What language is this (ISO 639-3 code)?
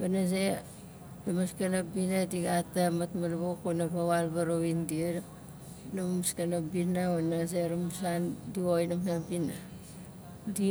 nal